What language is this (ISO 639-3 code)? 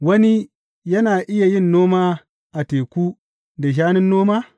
hau